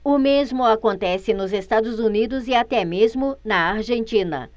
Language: Portuguese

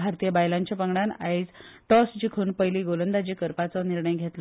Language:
Konkani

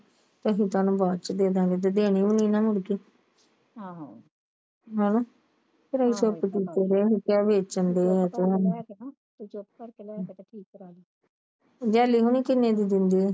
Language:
Punjabi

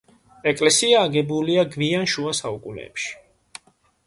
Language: Georgian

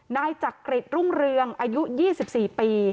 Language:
Thai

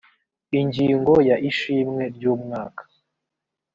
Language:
Kinyarwanda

